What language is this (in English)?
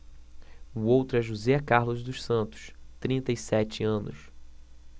Portuguese